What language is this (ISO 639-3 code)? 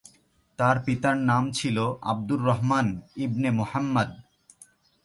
ben